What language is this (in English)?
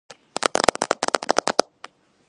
Georgian